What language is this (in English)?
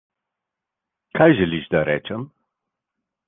Slovenian